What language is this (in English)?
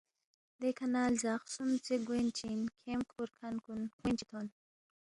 Balti